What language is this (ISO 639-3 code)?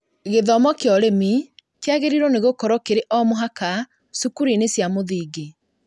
kik